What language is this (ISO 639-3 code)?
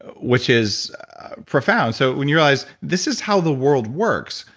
eng